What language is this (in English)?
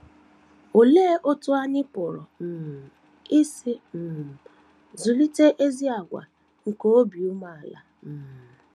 Igbo